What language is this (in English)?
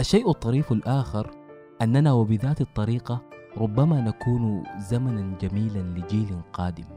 Arabic